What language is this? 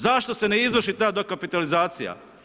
Croatian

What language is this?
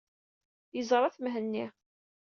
Kabyle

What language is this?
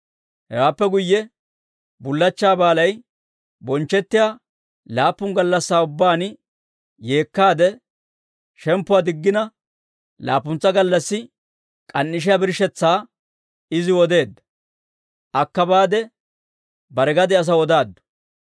Dawro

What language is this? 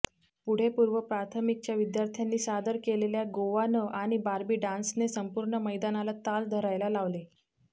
Marathi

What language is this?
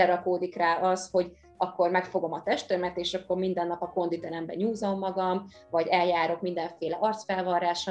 Hungarian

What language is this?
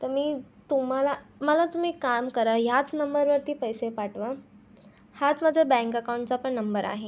Marathi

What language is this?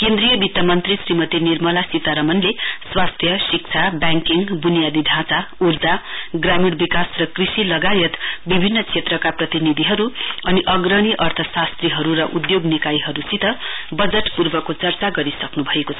Nepali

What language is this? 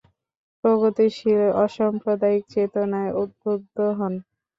Bangla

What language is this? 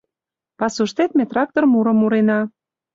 Mari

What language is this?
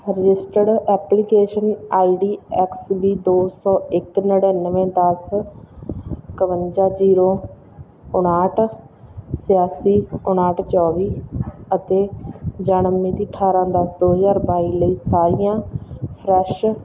Punjabi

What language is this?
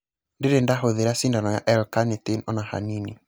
Kikuyu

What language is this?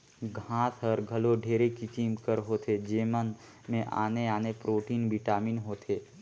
Chhattisgarhi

